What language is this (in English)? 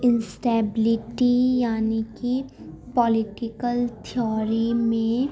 Urdu